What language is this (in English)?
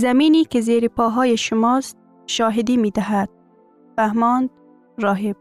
Persian